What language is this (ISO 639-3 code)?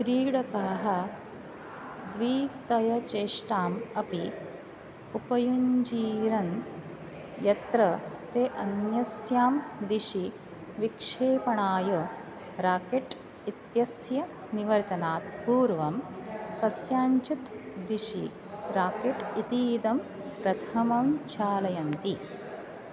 san